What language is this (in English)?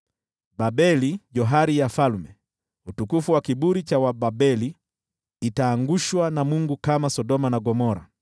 Swahili